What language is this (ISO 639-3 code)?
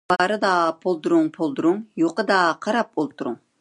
uig